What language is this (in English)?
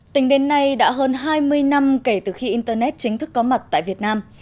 Vietnamese